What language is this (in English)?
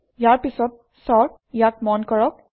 Assamese